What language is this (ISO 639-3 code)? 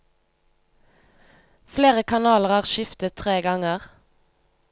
nor